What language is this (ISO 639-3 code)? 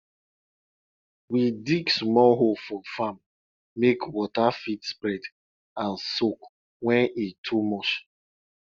pcm